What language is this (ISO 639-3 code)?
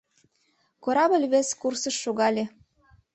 chm